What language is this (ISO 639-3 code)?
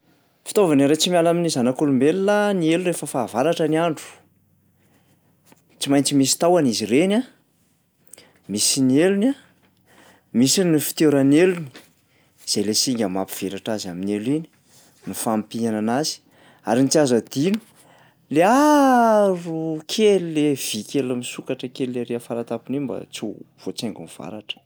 mlg